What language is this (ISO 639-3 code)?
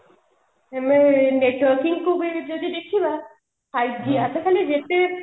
ori